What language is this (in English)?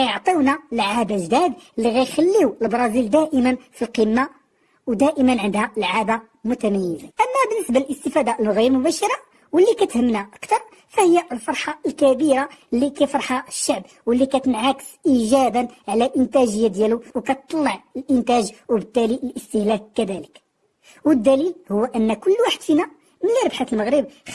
Arabic